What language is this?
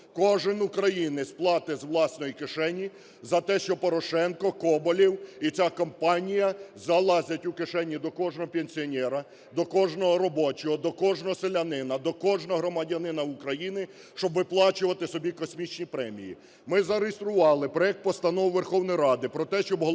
Ukrainian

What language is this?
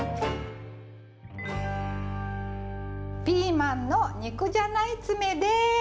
Japanese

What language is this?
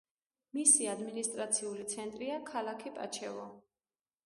Georgian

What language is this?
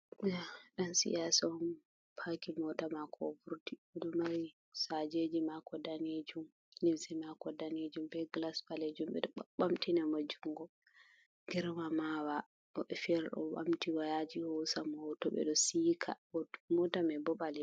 Fula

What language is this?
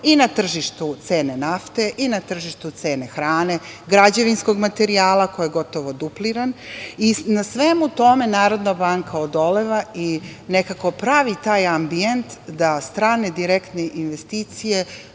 Serbian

